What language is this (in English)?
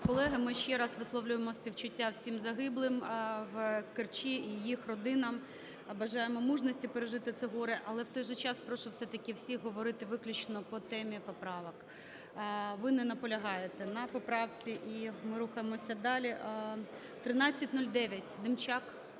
Ukrainian